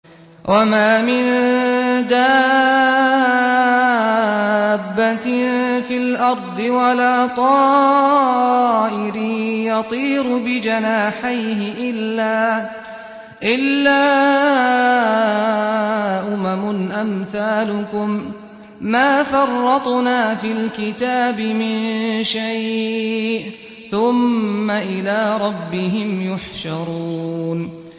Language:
Arabic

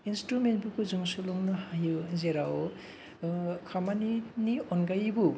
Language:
Bodo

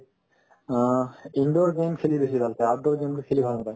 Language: Assamese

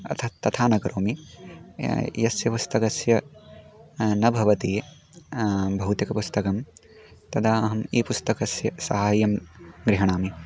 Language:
Sanskrit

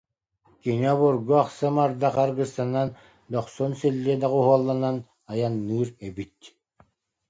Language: Yakut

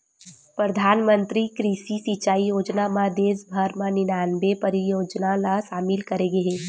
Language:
Chhattisgarhi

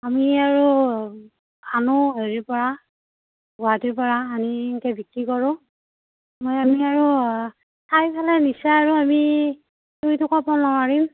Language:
Assamese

